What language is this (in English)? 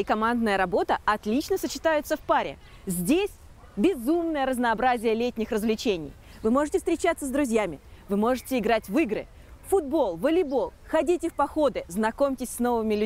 Russian